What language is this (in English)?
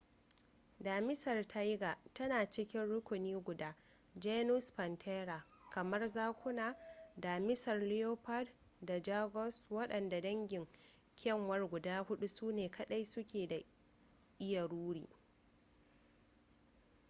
Hausa